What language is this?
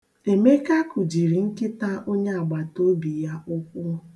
Igbo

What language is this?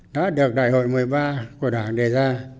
Vietnamese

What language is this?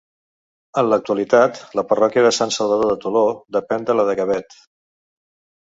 Catalan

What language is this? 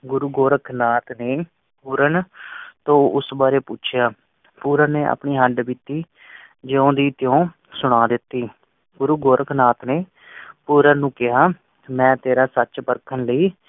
Punjabi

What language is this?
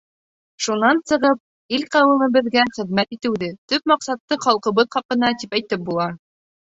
Bashkir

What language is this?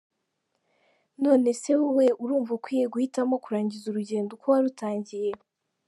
Kinyarwanda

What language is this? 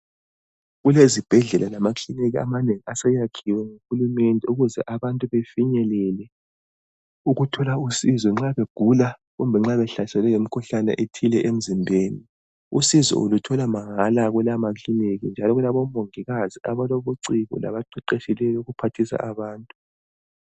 North Ndebele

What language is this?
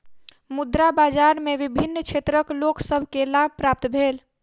Maithili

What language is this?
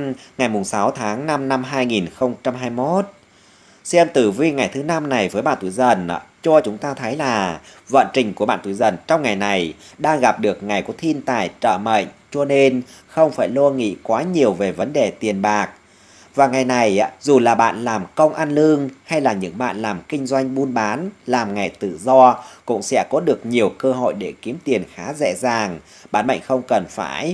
Vietnamese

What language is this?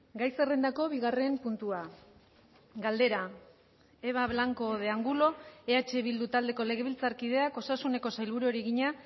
Basque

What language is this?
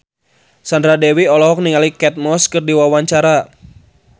Sundanese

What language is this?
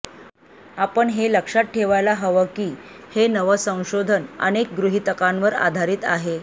Marathi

